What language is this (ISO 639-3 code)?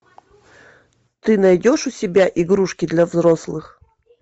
rus